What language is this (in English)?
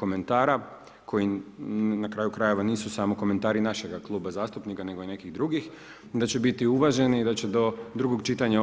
Croatian